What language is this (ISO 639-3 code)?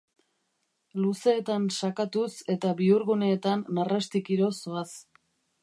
eus